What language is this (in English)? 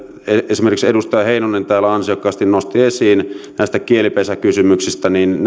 Finnish